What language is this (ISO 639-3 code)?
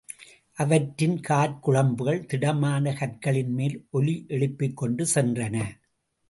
tam